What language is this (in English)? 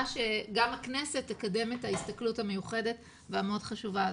Hebrew